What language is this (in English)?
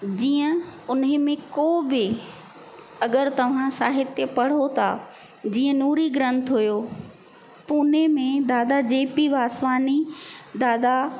Sindhi